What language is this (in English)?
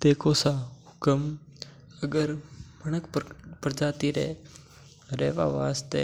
Mewari